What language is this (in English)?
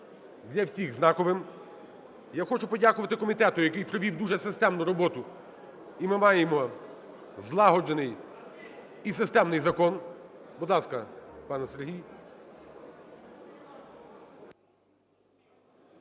Ukrainian